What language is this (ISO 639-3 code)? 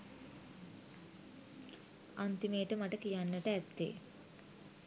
sin